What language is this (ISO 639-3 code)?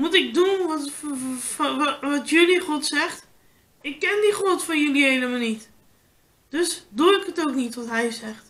nld